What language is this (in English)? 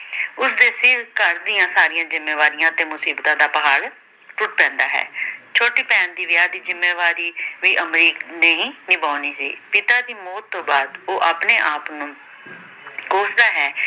Punjabi